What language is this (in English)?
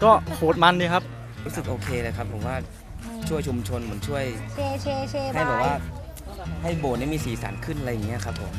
Thai